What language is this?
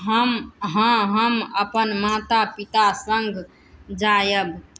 Maithili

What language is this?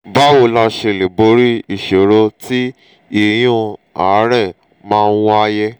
Yoruba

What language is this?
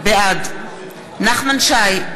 Hebrew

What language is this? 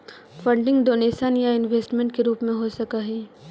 Magahi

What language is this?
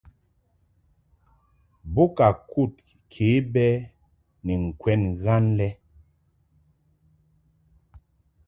Mungaka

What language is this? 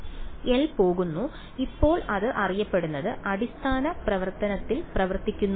Malayalam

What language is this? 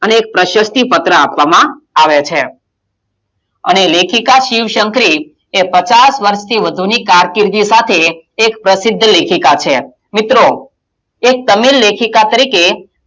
Gujarati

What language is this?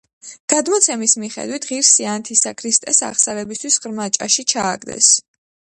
Georgian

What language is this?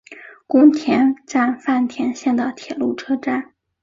Chinese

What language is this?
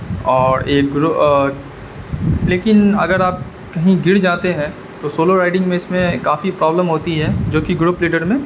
Urdu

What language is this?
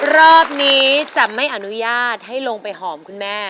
Thai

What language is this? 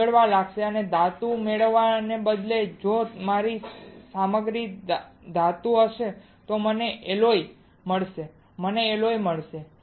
Gujarati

